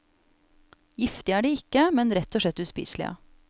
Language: Norwegian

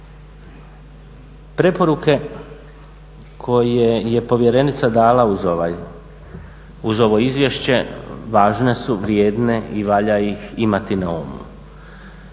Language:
Croatian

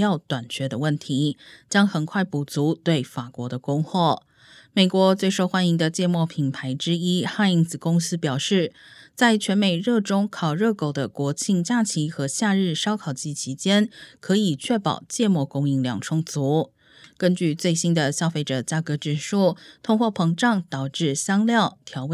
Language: Chinese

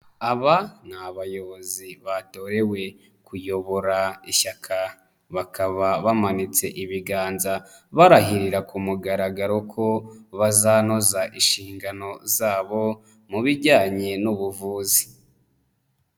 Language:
Kinyarwanda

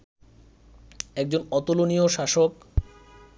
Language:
Bangla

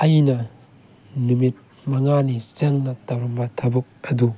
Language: Manipuri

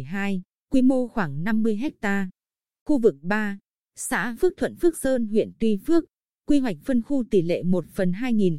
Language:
Vietnamese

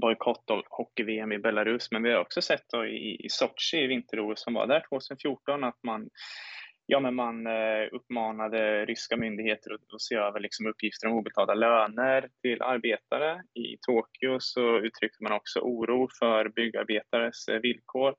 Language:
Swedish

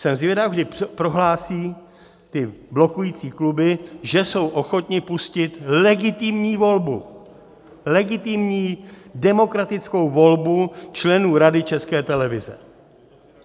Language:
Czech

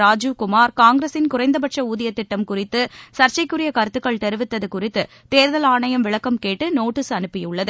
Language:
Tamil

